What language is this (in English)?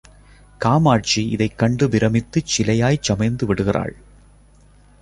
Tamil